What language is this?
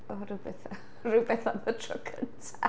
Welsh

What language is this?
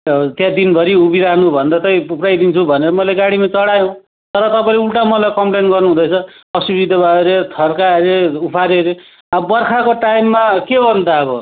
Nepali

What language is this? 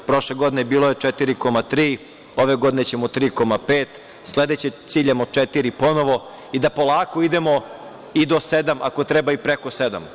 Serbian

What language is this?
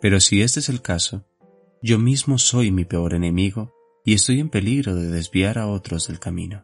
Spanish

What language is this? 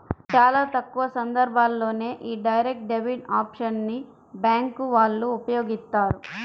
Telugu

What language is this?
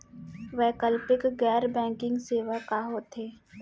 Chhattisgarhi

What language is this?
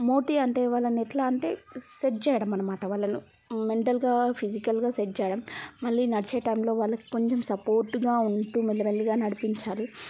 Telugu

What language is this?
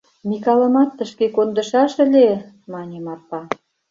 Mari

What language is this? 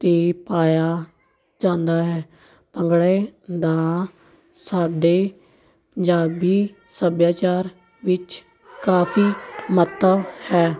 Punjabi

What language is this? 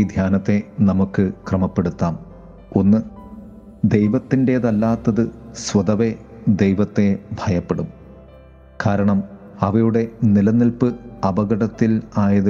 Malayalam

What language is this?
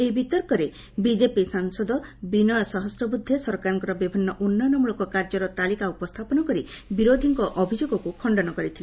Odia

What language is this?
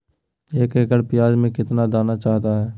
Magahi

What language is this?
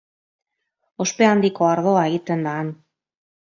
Basque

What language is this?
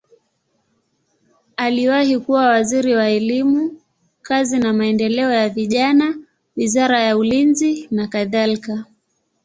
Swahili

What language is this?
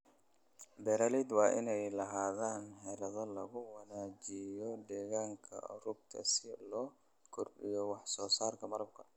Somali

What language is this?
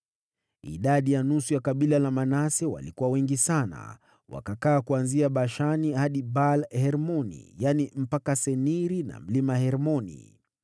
Swahili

